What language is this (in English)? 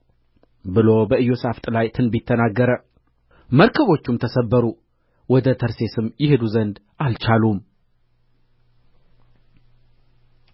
Amharic